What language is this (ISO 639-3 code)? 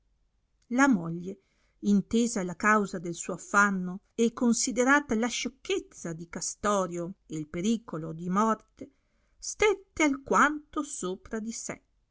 ita